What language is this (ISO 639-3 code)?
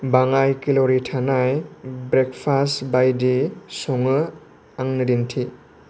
brx